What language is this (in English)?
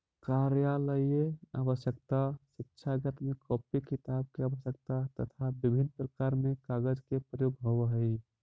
Magahi